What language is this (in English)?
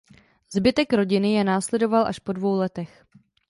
Czech